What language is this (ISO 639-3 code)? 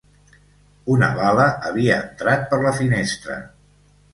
cat